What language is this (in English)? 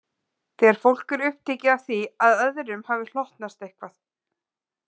Icelandic